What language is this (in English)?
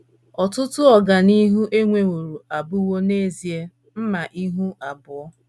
Igbo